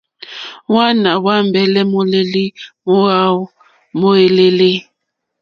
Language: Mokpwe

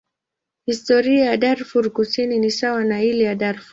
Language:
Swahili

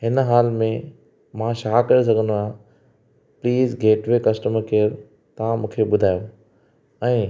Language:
Sindhi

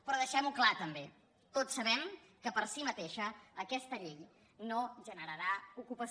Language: Catalan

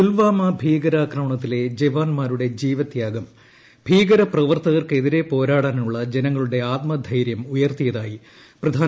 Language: Malayalam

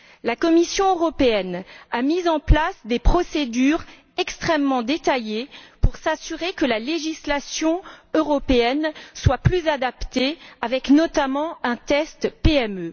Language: French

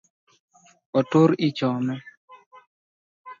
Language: Luo (Kenya and Tanzania)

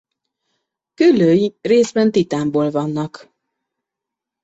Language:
Hungarian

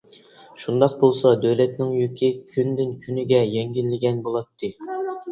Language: Uyghur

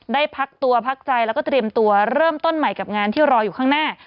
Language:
Thai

